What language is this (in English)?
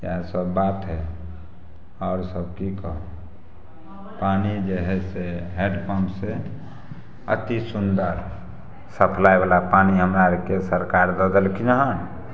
Maithili